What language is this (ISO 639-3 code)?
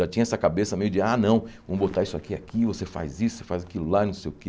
por